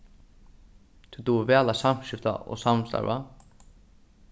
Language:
Faroese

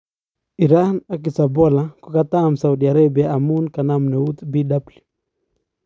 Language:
Kalenjin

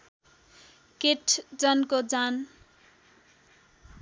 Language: Nepali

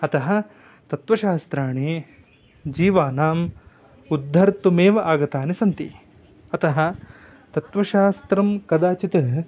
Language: Sanskrit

